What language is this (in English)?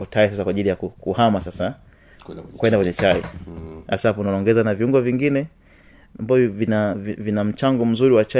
Swahili